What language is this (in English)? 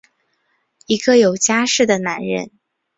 Chinese